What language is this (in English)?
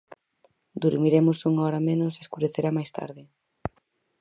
Galician